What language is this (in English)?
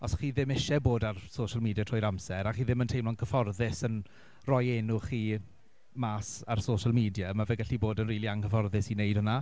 Welsh